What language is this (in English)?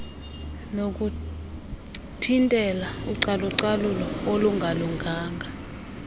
Xhosa